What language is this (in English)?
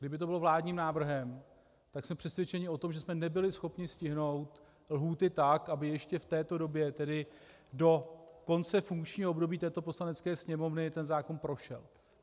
Czech